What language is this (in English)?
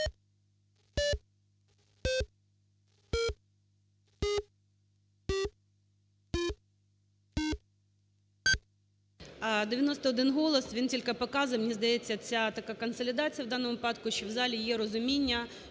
Ukrainian